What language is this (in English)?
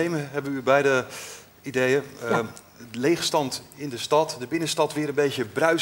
Dutch